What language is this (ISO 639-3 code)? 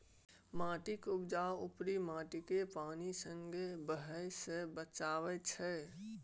mai